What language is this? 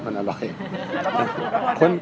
Thai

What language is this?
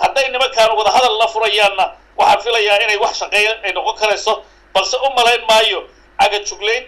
Arabic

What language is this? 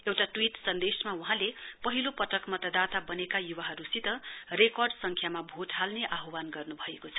Nepali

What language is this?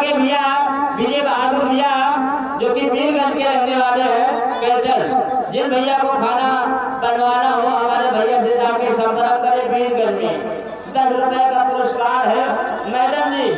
Hindi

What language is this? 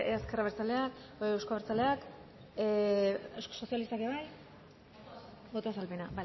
Basque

